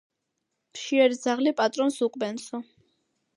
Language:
Georgian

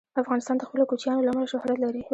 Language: Pashto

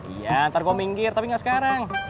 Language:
Indonesian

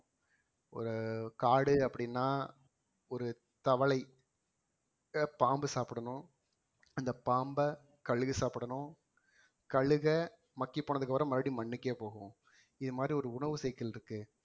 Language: Tamil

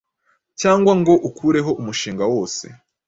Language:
Kinyarwanda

